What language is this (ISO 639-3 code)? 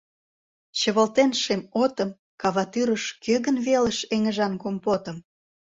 chm